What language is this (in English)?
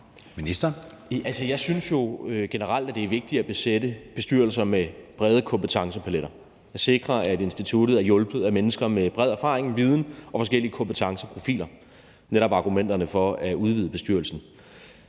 Danish